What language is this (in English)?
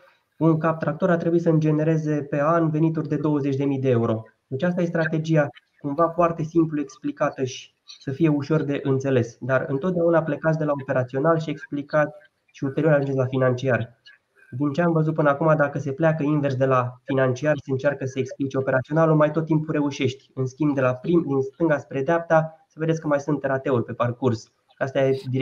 Romanian